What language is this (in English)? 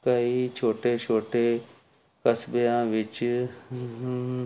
Punjabi